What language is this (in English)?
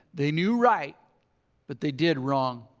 English